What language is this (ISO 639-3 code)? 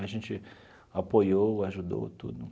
por